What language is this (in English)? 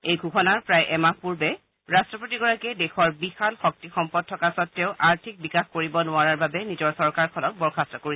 Assamese